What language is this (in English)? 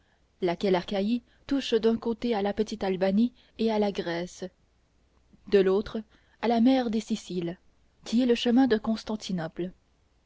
French